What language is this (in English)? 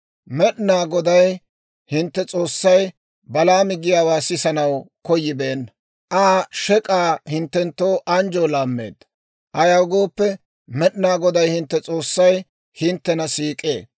Dawro